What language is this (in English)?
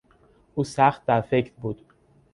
Persian